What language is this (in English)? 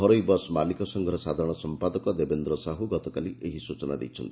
Odia